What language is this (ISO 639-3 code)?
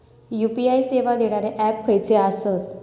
mar